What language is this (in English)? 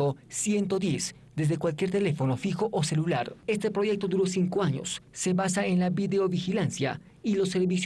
Spanish